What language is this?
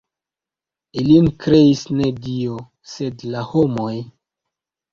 Esperanto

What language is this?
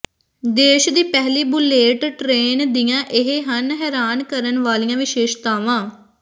Punjabi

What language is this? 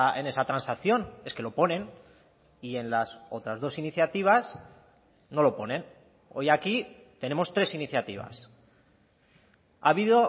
Spanish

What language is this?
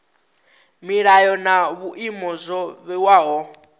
Venda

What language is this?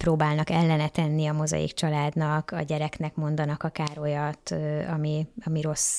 Hungarian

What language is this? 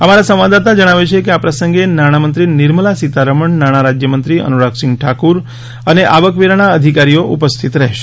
Gujarati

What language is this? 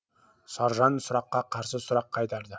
Kazakh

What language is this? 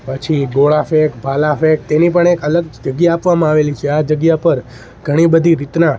Gujarati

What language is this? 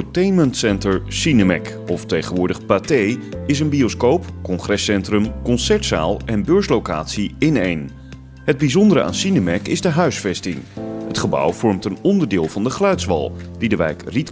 Dutch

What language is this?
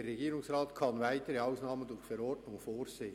Swiss German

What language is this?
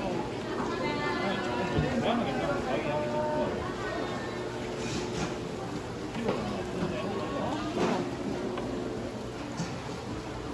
Korean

